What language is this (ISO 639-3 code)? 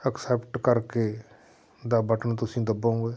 pan